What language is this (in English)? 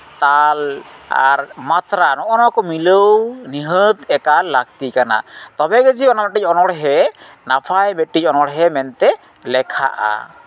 Santali